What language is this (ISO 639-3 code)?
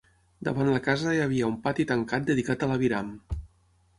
cat